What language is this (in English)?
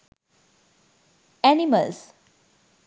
Sinhala